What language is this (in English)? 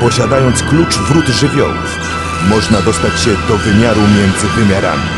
Polish